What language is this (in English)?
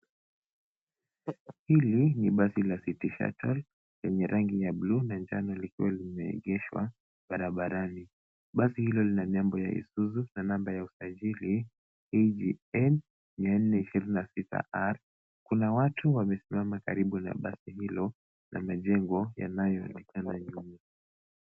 Swahili